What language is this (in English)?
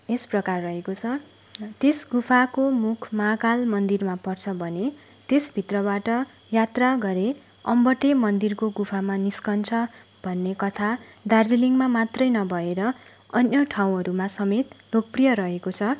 Nepali